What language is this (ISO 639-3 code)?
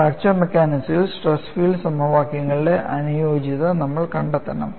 mal